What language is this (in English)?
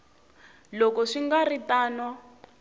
Tsonga